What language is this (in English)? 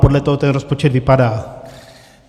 Czech